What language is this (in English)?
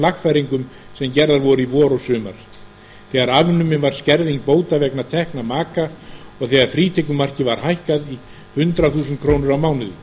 Icelandic